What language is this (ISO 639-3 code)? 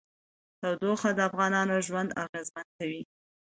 pus